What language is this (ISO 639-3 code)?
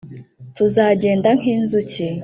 kin